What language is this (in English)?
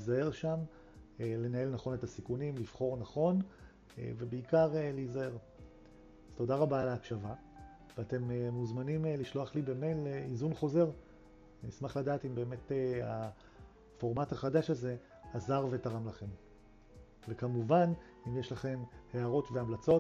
Hebrew